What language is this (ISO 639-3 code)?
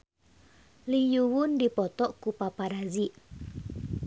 sun